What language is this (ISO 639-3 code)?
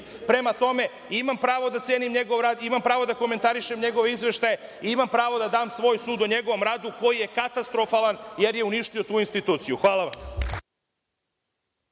srp